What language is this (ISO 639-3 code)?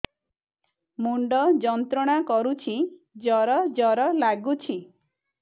ori